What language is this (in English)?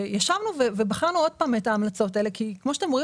Hebrew